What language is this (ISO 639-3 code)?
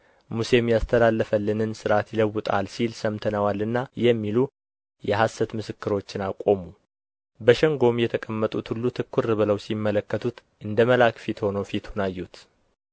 amh